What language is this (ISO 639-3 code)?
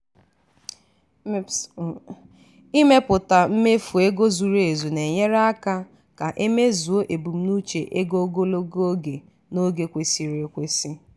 ibo